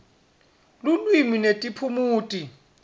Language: Swati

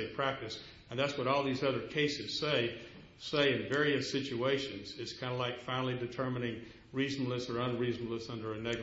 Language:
English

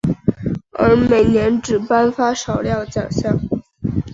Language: Chinese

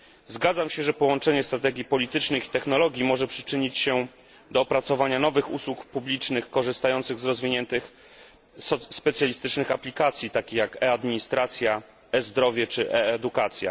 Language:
Polish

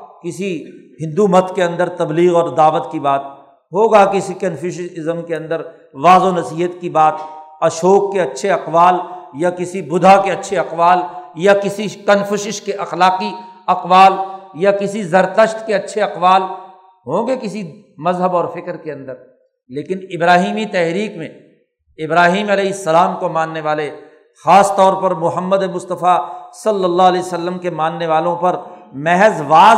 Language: Urdu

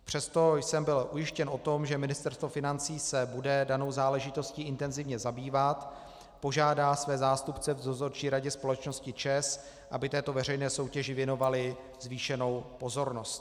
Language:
Czech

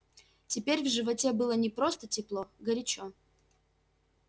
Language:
Russian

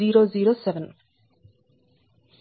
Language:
Telugu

